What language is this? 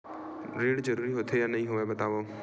Chhattisgarhi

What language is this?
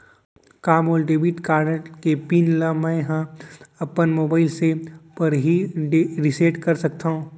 Chhattisgarhi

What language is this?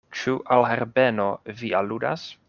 Esperanto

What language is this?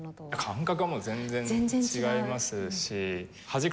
Japanese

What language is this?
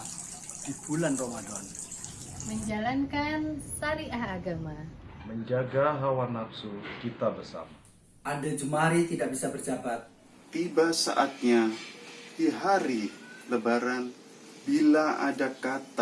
Indonesian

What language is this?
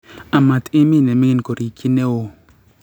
Kalenjin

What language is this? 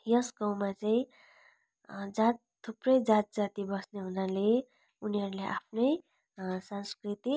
Nepali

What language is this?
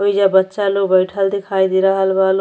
Bhojpuri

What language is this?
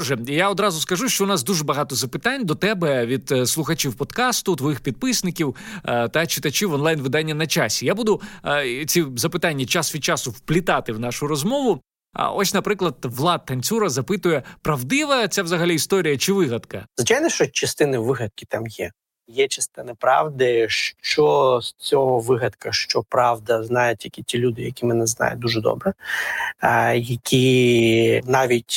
Ukrainian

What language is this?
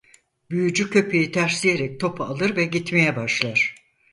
Turkish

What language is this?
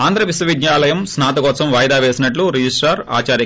Telugu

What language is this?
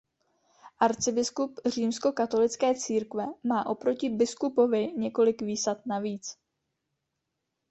Czech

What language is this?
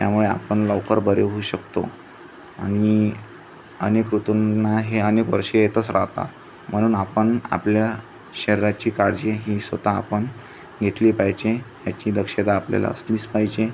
Marathi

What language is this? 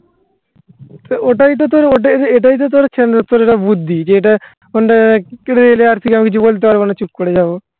Bangla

